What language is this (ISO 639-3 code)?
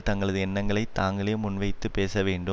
tam